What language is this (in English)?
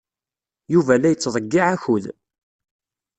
Kabyle